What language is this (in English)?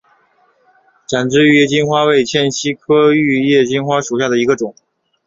Chinese